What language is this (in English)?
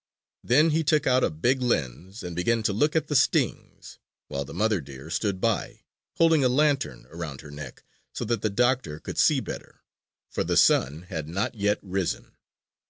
English